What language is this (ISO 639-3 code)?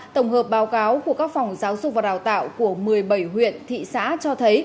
vie